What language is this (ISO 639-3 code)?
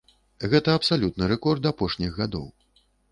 bel